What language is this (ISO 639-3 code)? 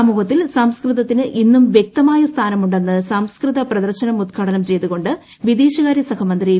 mal